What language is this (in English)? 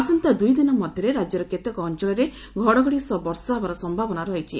Odia